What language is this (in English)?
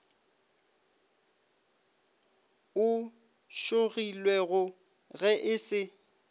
Northern Sotho